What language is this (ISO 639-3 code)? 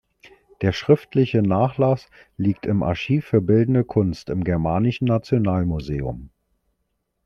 deu